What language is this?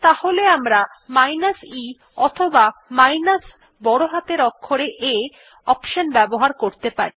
Bangla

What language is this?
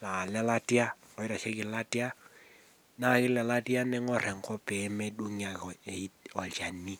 Masai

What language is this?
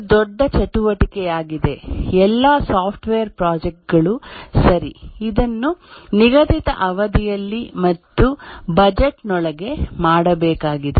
Kannada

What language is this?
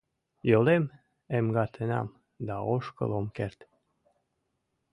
Mari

